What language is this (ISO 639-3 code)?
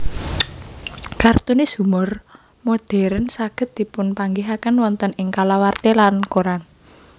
jav